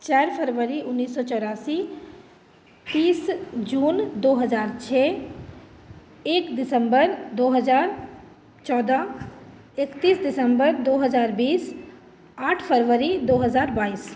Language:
Maithili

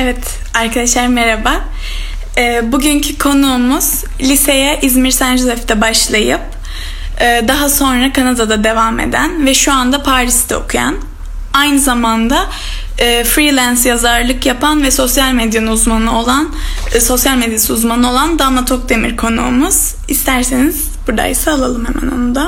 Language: Turkish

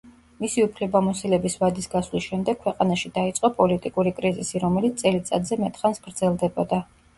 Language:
Georgian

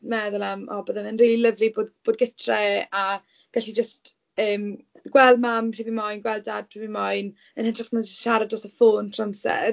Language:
Welsh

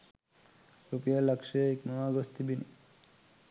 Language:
Sinhala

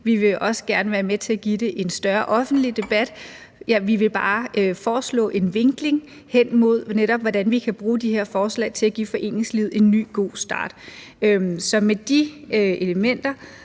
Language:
Danish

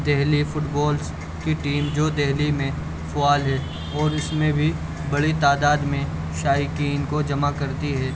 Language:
Urdu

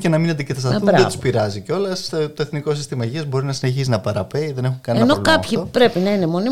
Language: Greek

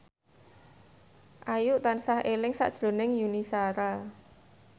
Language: Javanese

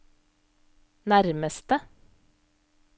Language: Norwegian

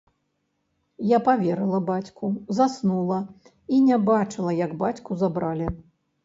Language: Belarusian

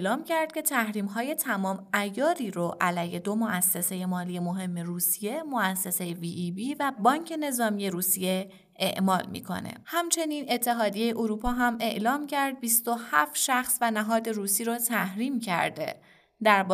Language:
Persian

